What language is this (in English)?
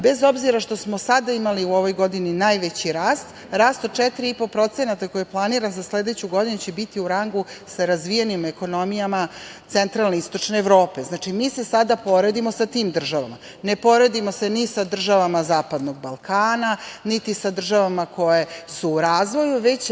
Serbian